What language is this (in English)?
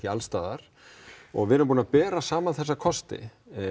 Icelandic